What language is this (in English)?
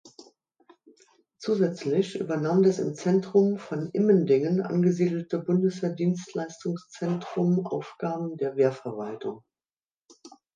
German